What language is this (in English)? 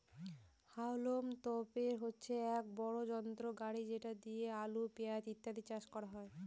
Bangla